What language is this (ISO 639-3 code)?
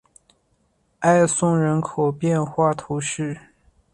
zho